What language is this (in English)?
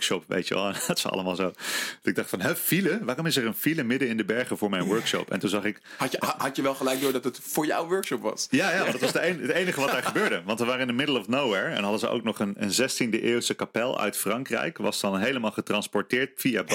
Dutch